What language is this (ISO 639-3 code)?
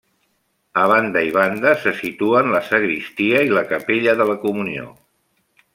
cat